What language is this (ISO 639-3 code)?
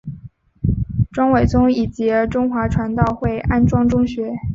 zho